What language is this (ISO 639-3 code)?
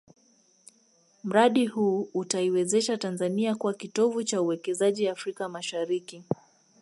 swa